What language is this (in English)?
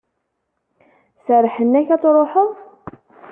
Kabyle